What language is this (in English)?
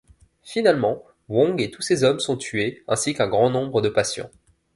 French